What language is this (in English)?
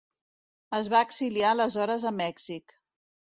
Catalan